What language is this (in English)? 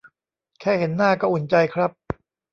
Thai